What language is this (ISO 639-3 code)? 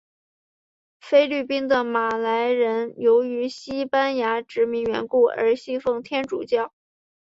zho